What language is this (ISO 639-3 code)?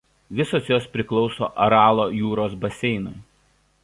lit